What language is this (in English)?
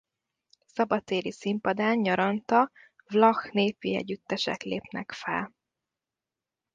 Hungarian